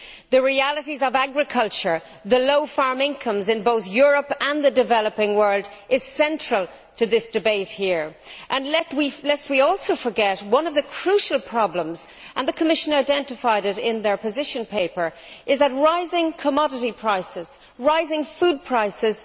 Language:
English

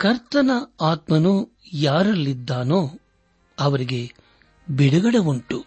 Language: Kannada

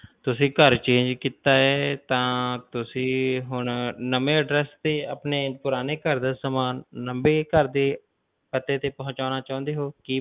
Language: Punjabi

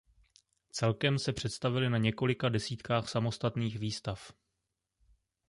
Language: Czech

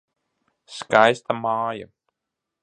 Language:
Latvian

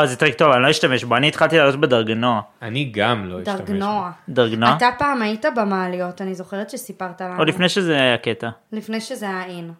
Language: Hebrew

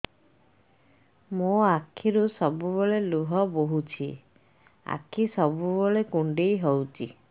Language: Odia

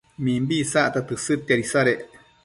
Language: Matsés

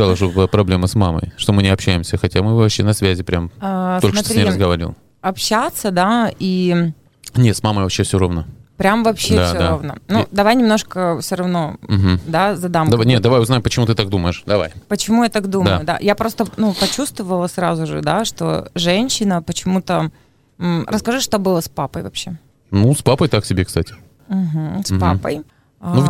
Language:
Russian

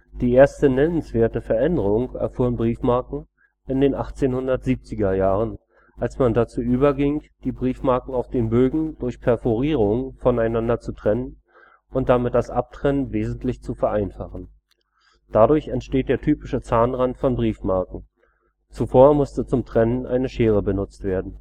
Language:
German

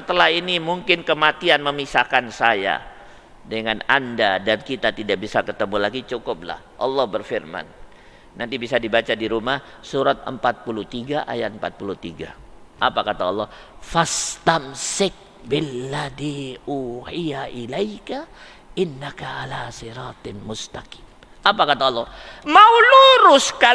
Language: Indonesian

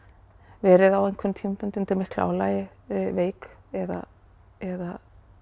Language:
Icelandic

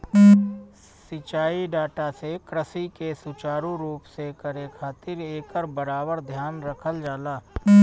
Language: Bhojpuri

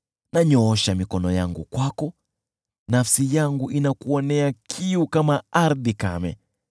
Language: Swahili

